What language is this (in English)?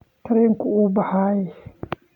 Somali